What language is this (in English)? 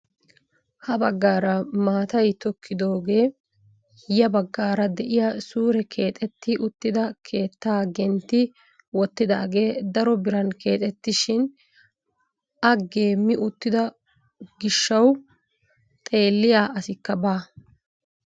Wolaytta